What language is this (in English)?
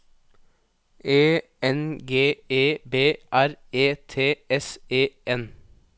Norwegian